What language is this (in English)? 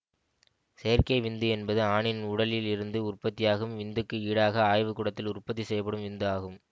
Tamil